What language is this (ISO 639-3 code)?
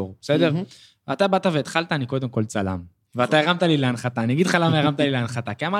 heb